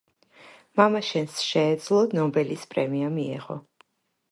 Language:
Georgian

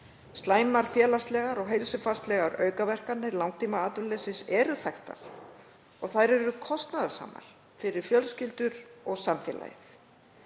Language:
Icelandic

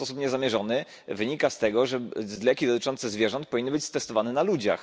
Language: Polish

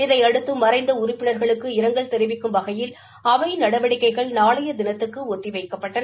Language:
Tamil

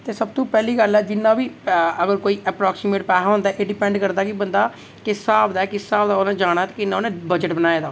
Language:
Dogri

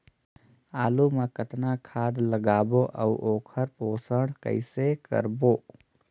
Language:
Chhattisgarhi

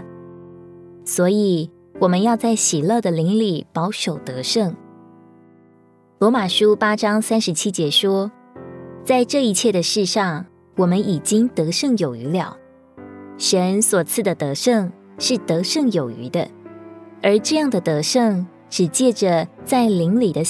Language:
Chinese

